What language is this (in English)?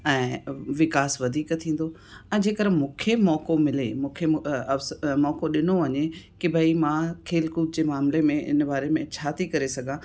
Sindhi